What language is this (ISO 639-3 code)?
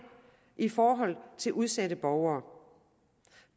dan